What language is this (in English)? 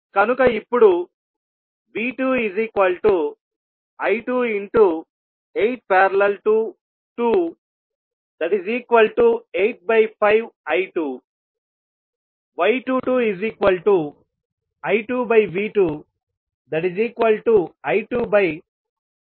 Telugu